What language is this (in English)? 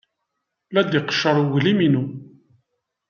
Kabyle